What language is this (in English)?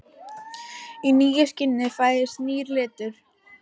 Icelandic